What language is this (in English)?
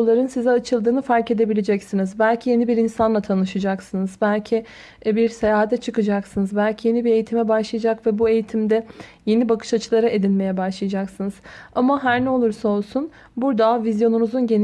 Turkish